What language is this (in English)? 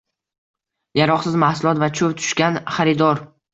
Uzbek